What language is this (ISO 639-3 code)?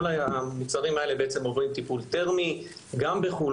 heb